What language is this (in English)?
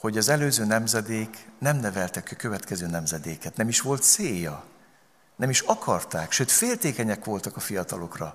Hungarian